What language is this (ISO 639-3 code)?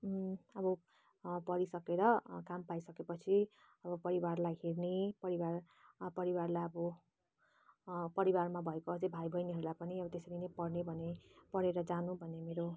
nep